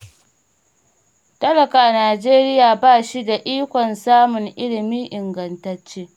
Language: Hausa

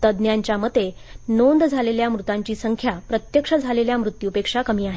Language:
Marathi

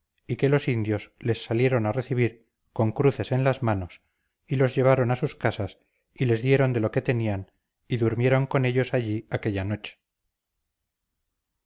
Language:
Spanish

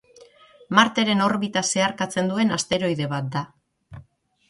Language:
Basque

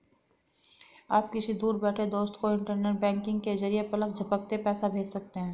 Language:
Hindi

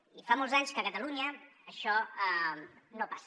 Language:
Catalan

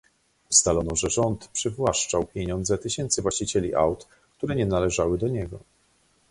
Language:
Polish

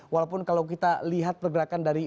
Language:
Indonesian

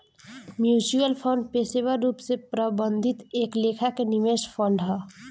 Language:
Bhojpuri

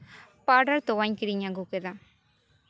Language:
Santali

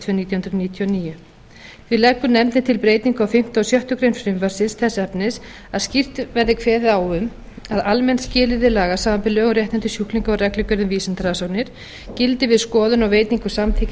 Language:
Icelandic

